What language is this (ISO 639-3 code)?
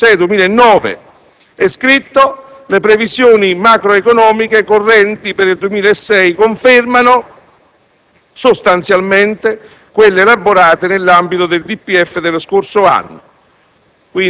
ita